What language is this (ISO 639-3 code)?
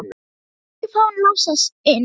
isl